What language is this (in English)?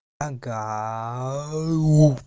Russian